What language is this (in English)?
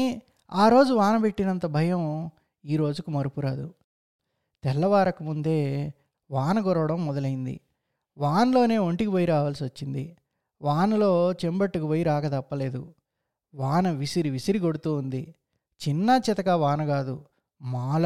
Telugu